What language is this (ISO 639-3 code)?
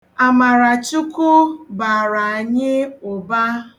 ibo